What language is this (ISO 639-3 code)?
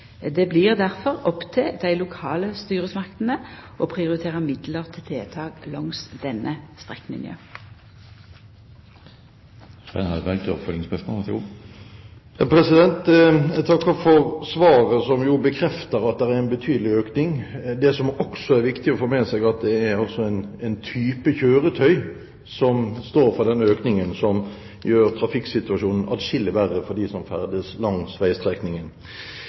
nor